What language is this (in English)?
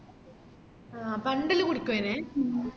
Malayalam